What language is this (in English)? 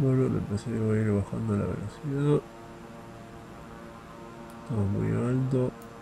Spanish